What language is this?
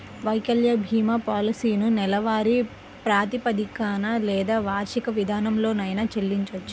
Telugu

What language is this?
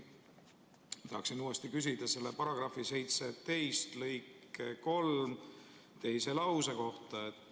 Estonian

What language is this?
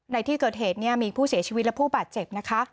Thai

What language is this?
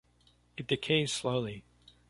English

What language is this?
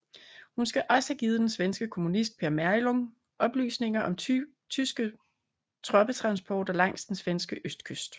Danish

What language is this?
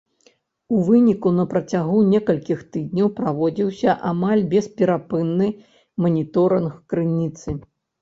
Belarusian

